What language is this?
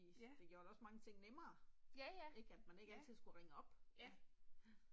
Danish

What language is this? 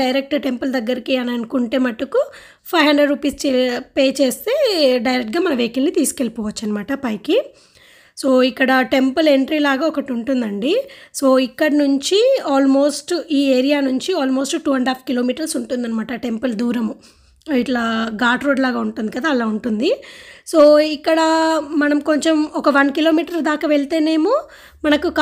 Hindi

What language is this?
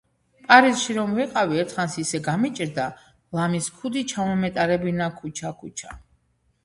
Georgian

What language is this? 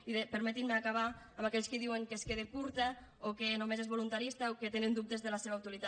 Catalan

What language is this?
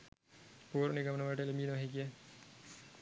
Sinhala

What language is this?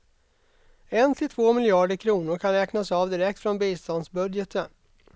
Swedish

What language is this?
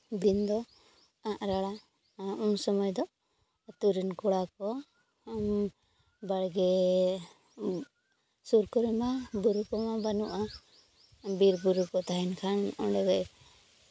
Santali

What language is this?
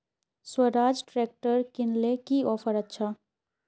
Magahi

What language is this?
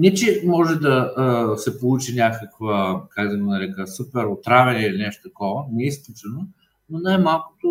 Bulgarian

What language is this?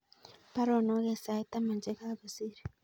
Kalenjin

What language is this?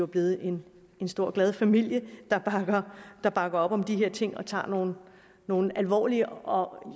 Danish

